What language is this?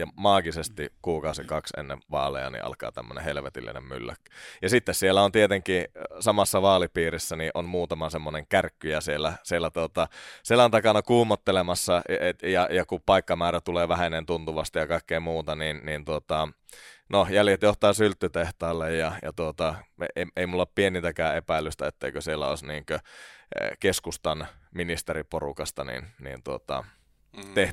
Finnish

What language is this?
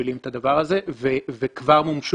Hebrew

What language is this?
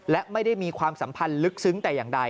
Thai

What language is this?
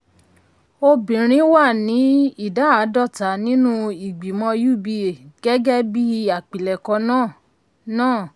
Yoruba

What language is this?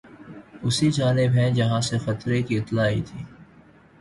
Urdu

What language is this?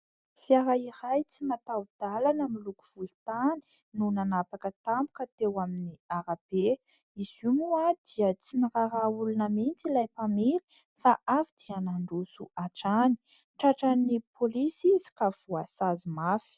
Malagasy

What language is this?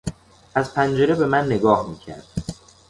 Persian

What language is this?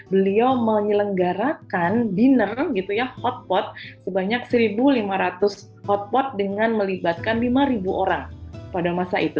Indonesian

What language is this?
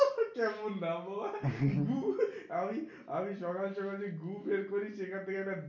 Bangla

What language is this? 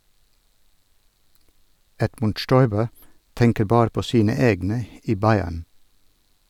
Norwegian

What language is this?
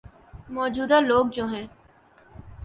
Urdu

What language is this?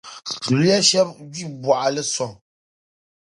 Dagbani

